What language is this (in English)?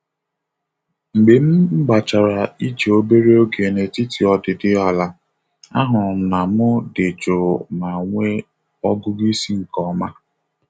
Igbo